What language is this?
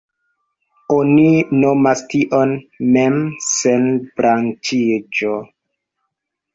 Esperanto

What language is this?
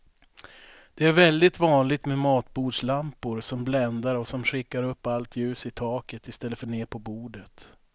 Swedish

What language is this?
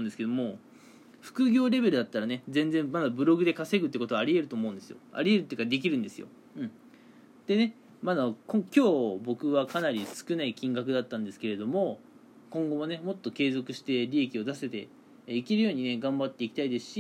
Japanese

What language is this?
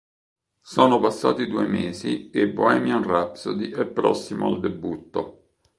Italian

